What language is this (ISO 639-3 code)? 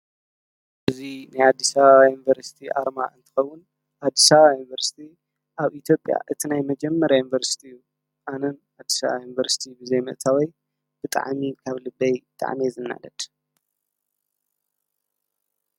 tir